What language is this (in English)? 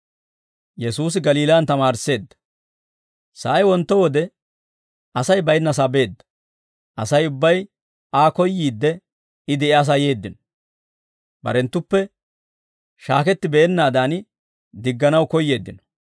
Dawro